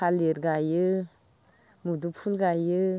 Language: Bodo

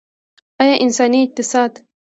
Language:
Pashto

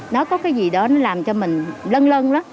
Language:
Vietnamese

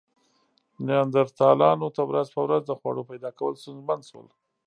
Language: Pashto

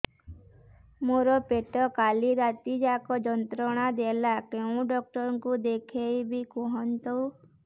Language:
Odia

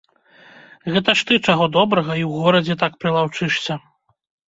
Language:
Belarusian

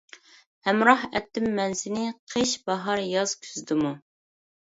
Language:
Uyghur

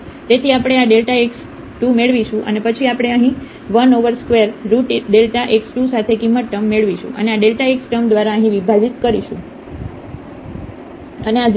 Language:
Gujarati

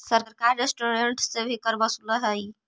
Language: Magahi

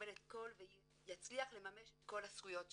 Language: Hebrew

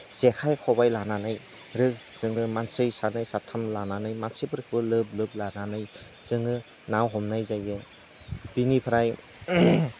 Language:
Bodo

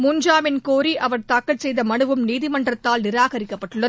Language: Tamil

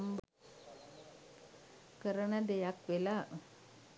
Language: Sinhala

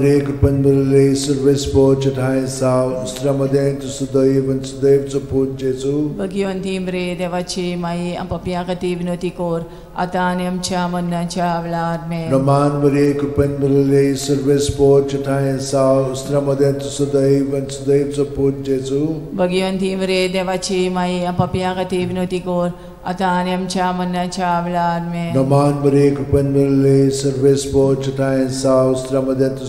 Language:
Romanian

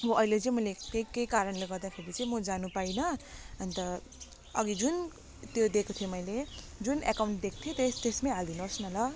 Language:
Nepali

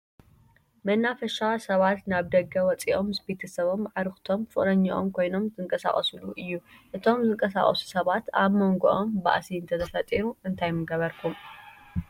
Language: Tigrinya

